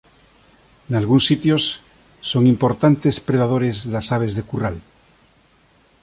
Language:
Galician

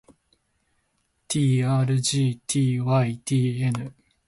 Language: Japanese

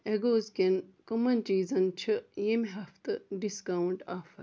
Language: Kashmiri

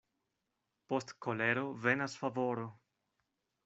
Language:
Esperanto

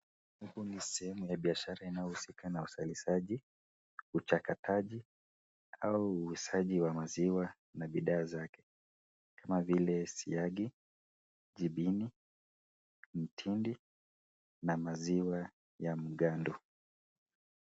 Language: Swahili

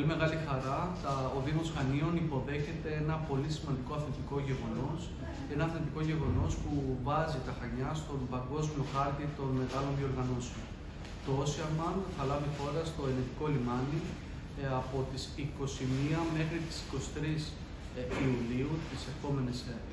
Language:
Greek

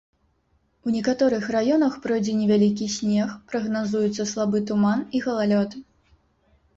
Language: Belarusian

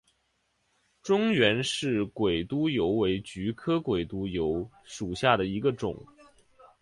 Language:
Chinese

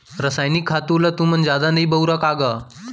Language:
Chhattisgarhi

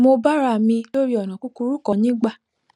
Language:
Yoruba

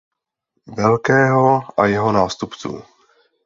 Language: Czech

